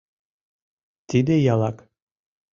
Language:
Mari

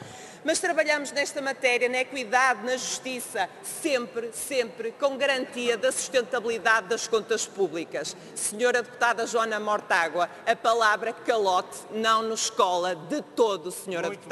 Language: Portuguese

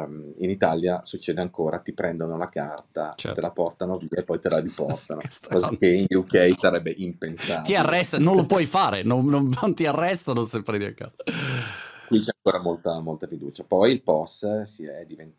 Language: Italian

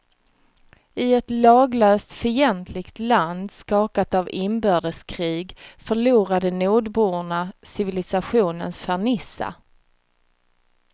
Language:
Swedish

